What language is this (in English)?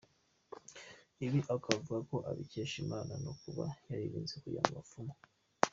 Kinyarwanda